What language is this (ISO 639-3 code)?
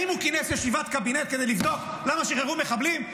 heb